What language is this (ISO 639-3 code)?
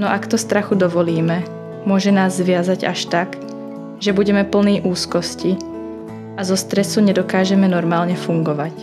slk